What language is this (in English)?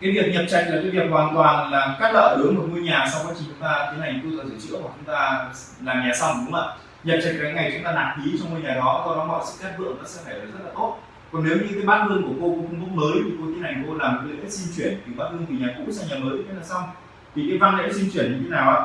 Vietnamese